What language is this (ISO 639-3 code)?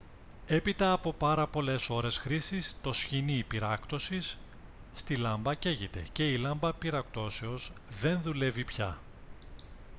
ell